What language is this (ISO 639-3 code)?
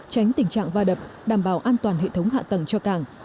vie